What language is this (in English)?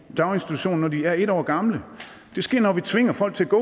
Danish